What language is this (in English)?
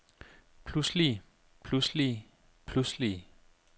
Danish